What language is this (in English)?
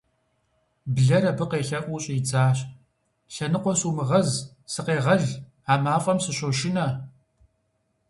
Kabardian